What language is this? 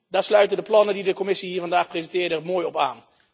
Dutch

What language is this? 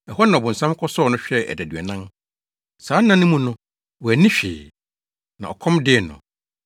Akan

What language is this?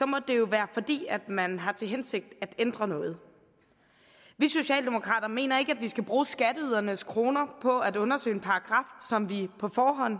Danish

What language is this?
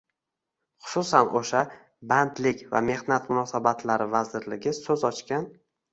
Uzbek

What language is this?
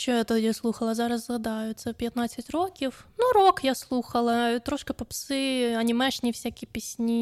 Ukrainian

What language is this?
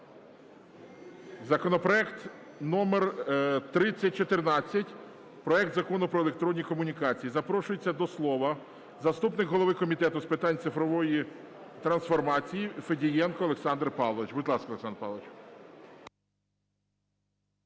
Ukrainian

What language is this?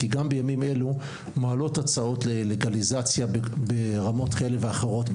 Hebrew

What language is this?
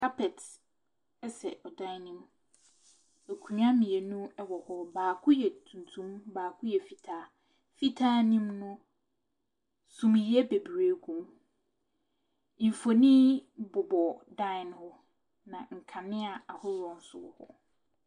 Akan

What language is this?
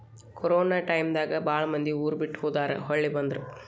Kannada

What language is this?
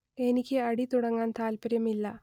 Malayalam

